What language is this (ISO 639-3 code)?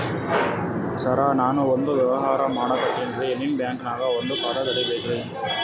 kan